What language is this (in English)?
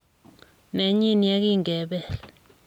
Kalenjin